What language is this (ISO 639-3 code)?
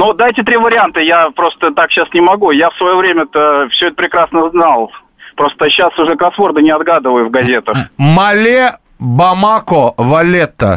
rus